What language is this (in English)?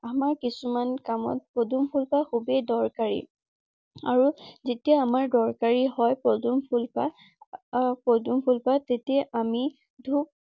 Assamese